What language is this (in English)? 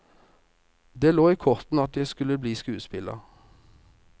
Norwegian